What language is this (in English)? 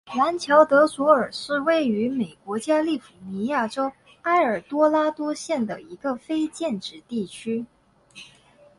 Chinese